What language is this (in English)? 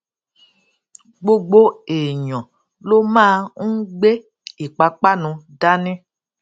Yoruba